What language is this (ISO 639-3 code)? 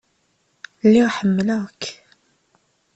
kab